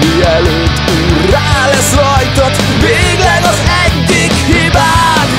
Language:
Hungarian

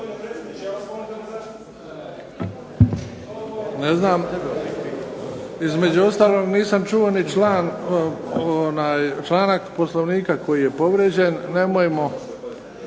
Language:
Croatian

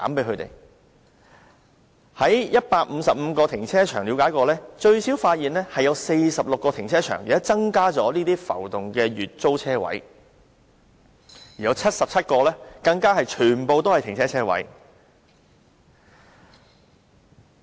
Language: Cantonese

